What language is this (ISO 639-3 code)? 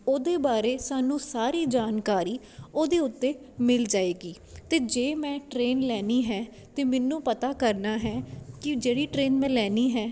pan